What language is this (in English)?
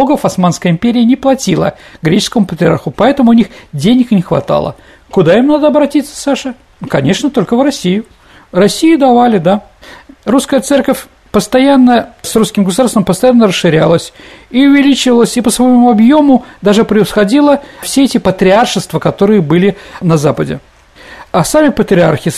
Russian